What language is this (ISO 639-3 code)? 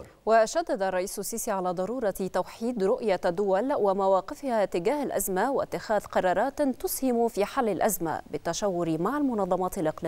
ara